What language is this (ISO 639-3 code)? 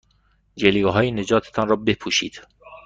fas